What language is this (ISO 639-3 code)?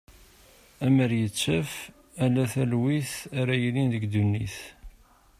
kab